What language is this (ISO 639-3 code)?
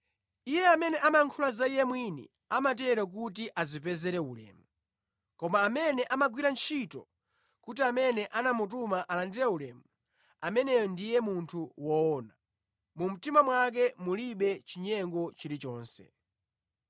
nya